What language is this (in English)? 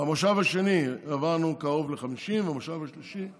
Hebrew